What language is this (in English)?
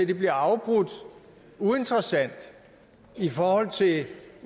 Danish